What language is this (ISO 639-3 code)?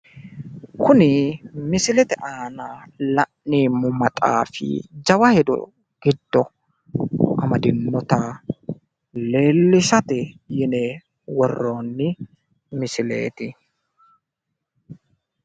sid